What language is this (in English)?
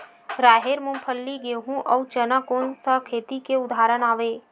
Chhattisgarhi